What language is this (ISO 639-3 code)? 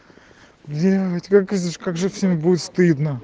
rus